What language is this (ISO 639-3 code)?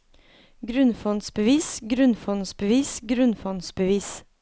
nor